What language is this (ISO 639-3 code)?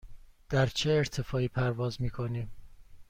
fas